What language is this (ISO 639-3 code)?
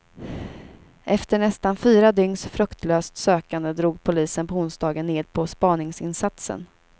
swe